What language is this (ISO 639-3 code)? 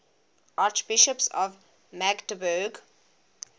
eng